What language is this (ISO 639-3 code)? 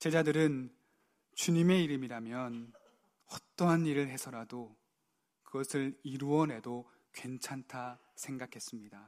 kor